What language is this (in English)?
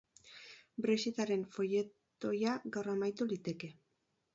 Basque